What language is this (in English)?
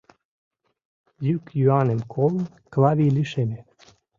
Mari